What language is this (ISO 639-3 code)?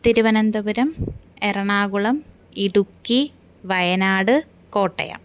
san